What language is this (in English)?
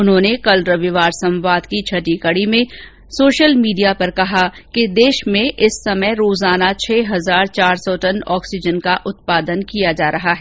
Hindi